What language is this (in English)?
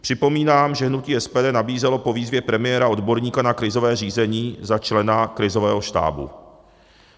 Czech